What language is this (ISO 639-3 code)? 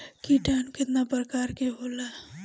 bho